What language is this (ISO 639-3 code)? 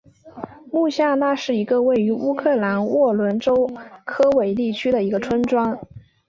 zho